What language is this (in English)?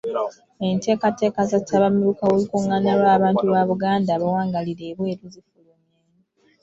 Ganda